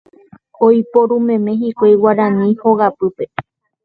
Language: Guarani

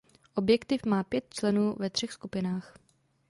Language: Czech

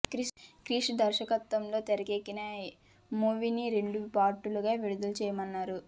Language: Telugu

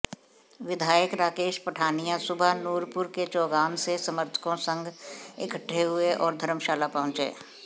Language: Hindi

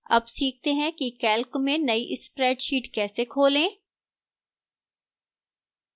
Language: Hindi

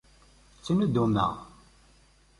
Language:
Kabyle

